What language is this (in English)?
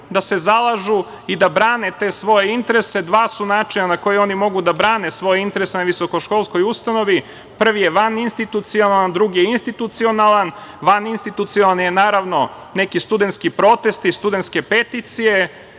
Serbian